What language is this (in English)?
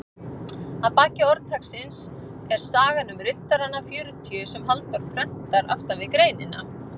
Icelandic